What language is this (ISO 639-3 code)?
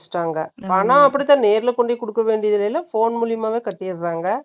tam